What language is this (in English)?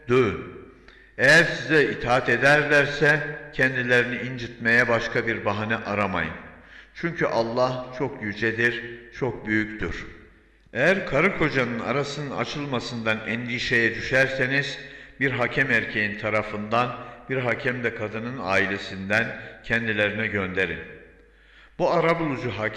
Turkish